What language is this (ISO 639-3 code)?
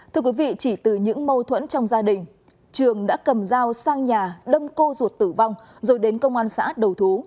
vie